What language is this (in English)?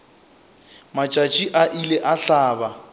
Northern Sotho